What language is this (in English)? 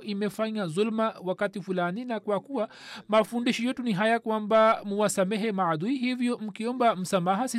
Swahili